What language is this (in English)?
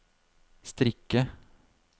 Norwegian